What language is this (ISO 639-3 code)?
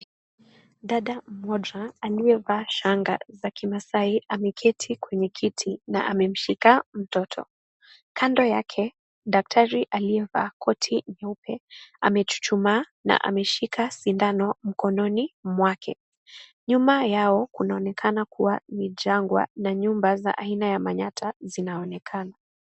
swa